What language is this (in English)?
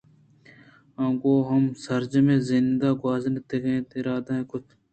Eastern Balochi